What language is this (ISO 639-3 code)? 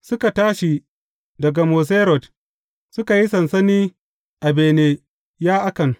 hau